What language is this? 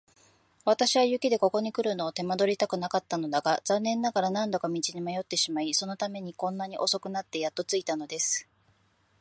Japanese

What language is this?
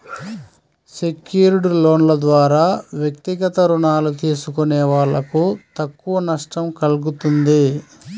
Telugu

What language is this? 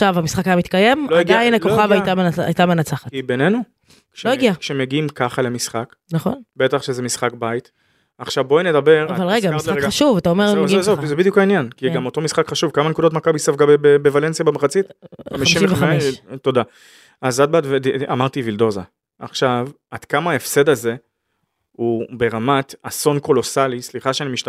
Hebrew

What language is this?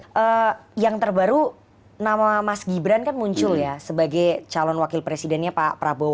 Indonesian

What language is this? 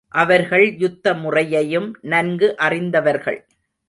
Tamil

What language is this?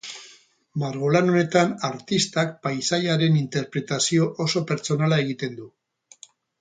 Basque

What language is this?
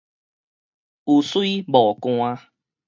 Min Nan Chinese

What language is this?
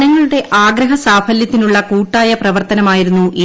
Malayalam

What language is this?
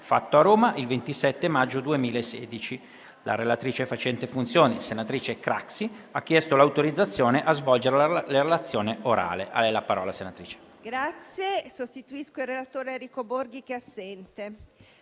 Italian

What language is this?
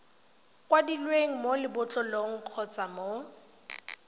Tswana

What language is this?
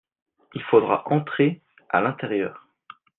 French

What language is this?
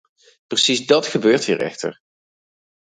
Dutch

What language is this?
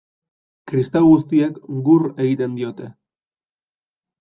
Basque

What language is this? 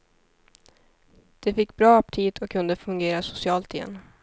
Swedish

